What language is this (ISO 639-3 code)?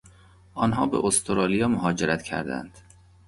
fas